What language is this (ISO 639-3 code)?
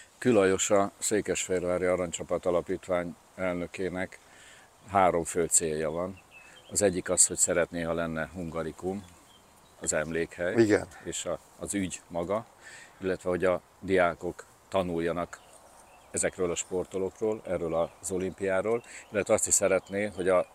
hun